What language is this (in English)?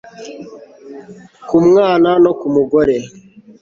Kinyarwanda